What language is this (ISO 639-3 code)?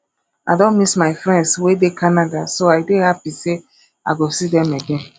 pcm